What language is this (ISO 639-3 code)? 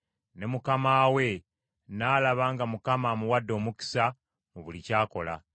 lug